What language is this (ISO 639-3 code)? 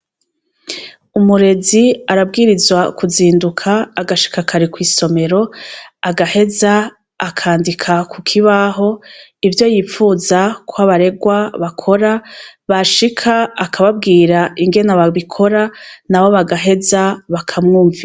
run